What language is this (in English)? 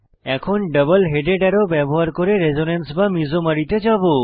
Bangla